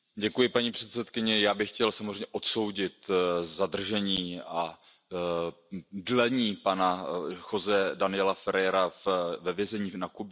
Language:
Czech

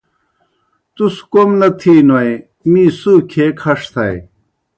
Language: Kohistani Shina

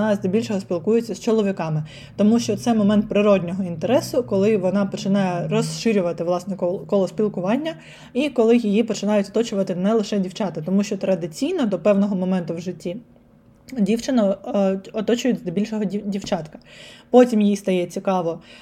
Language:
Ukrainian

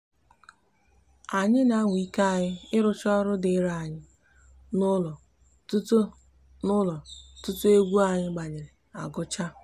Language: Igbo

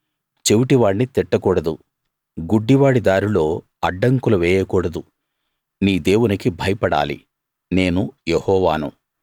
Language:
Telugu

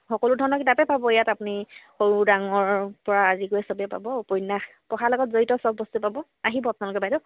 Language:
Assamese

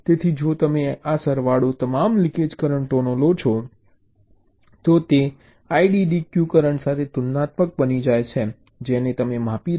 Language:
Gujarati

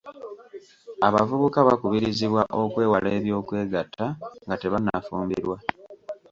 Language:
Ganda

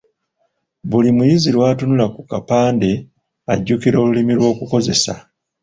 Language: Ganda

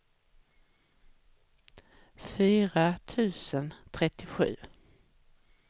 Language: Swedish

